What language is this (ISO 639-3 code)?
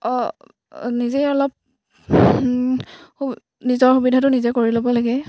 asm